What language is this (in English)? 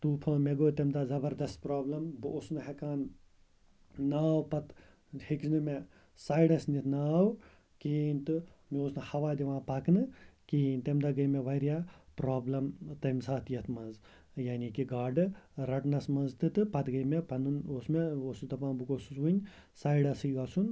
Kashmiri